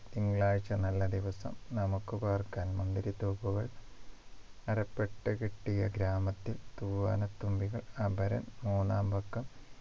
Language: Malayalam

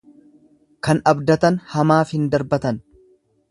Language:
Oromo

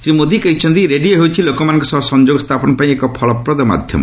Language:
Odia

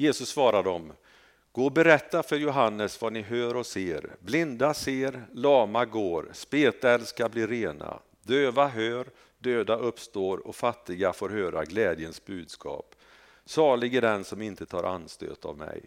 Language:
Swedish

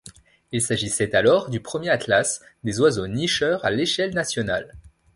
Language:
French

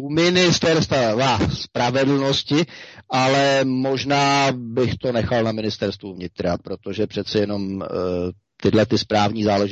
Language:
Czech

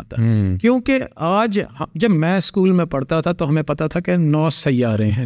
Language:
Urdu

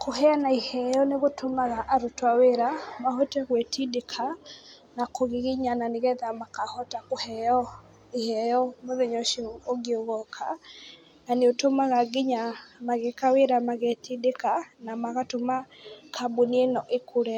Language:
Kikuyu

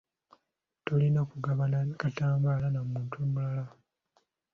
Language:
Ganda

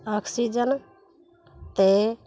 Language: Punjabi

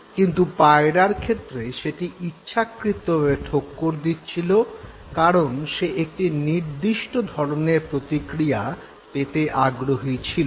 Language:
Bangla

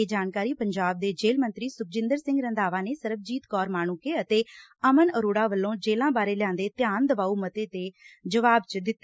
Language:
Punjabi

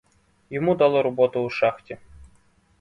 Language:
Ukrainian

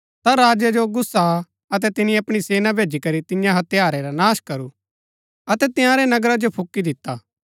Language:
Gaddi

